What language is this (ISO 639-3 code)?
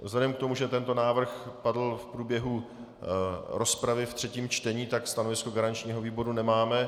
ces